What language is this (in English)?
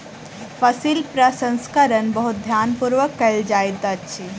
Maithili